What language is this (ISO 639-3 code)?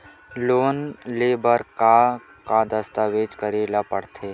hne